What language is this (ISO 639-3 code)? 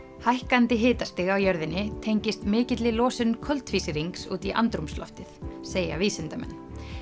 isl